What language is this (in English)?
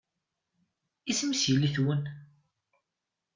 Kabyle